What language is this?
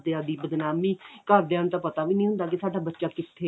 Punjabi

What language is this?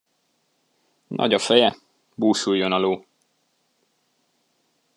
Hungarian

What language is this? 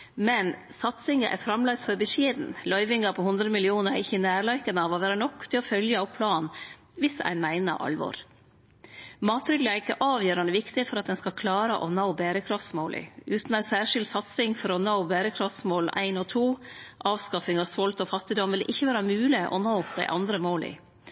Norwegian Nynorsk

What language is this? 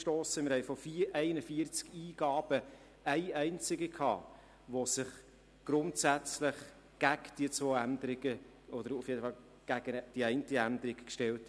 Swiss German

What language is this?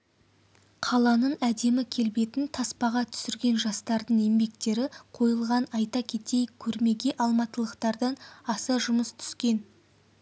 Kazakh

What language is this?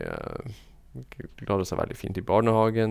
Norwegian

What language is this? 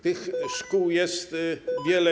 Polish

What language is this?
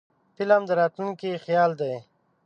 Pashto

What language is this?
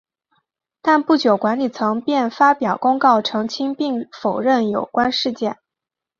Chinese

